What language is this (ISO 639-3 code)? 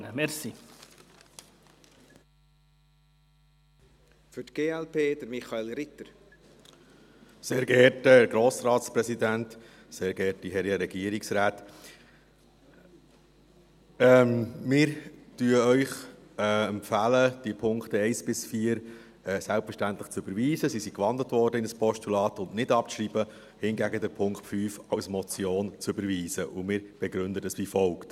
gsw